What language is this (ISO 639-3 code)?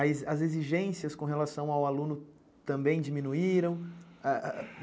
por